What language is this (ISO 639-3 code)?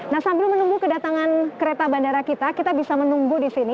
ind